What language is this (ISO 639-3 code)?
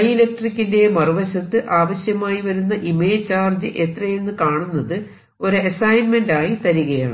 mal